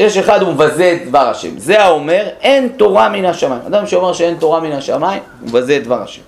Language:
Hebrew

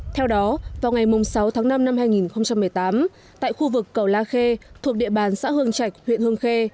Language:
Vietnamese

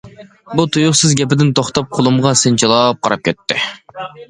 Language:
Uyghur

